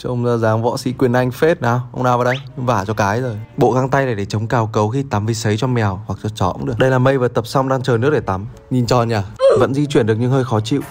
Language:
Vietnamese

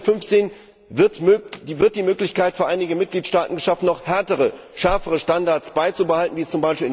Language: German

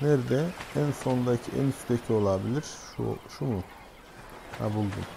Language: Turkish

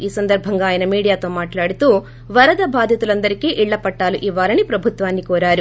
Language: Telugu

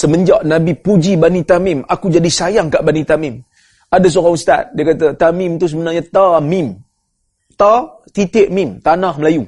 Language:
Malay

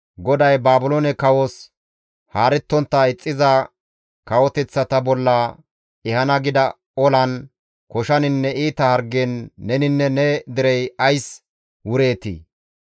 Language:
Gamo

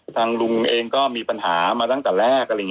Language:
Thai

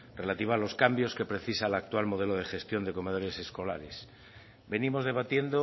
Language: Spanish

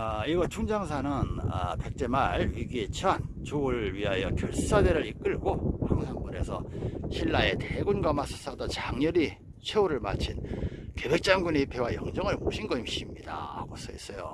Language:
Korean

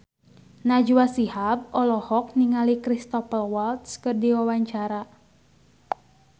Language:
Sundanese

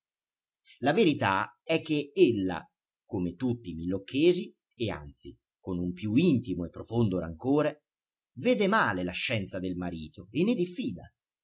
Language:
Italian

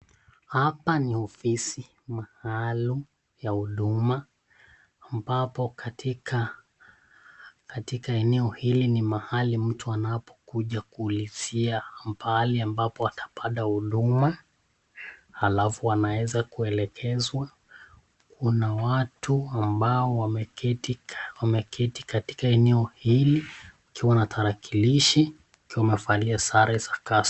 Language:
Swahili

